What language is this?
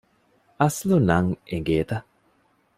Divehi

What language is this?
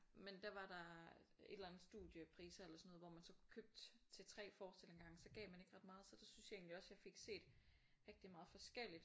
Danish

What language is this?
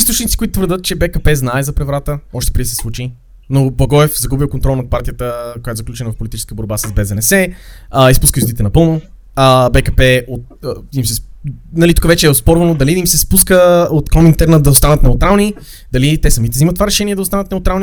Bulgarian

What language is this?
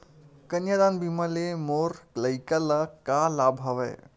Chhattisgarhi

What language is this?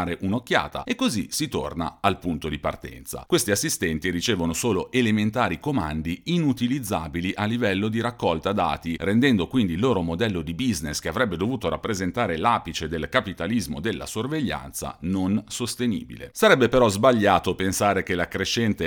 Italian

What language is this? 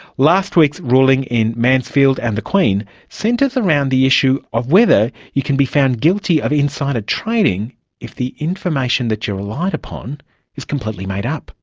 English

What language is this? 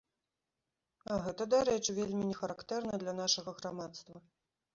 Belarusian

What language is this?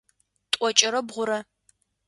Adyghe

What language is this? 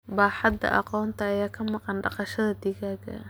Somali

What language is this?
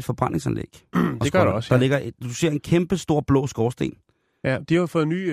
Danish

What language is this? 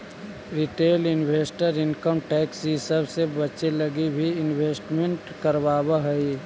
Magahi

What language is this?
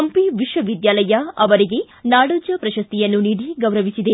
Kannada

